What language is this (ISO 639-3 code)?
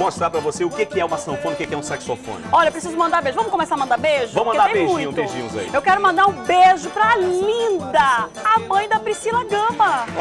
por